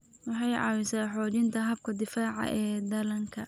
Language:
Somali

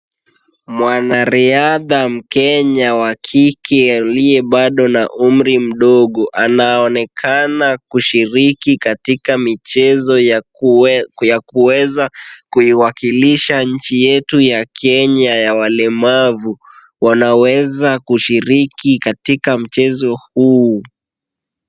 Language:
Swahili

